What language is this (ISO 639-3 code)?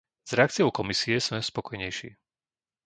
slk